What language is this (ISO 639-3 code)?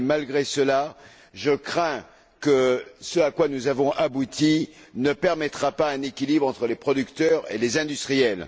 fra